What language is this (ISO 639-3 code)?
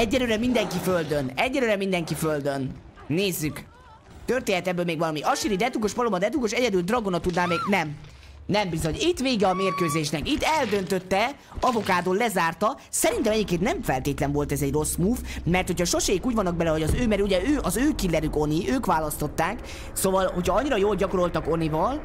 hun